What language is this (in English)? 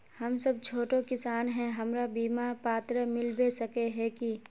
Magahi